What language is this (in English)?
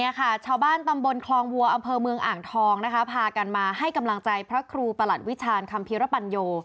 Thai